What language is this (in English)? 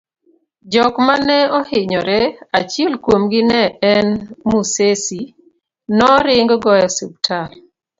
Luo (Kenya and Tanzania)